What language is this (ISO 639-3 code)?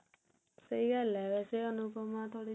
pan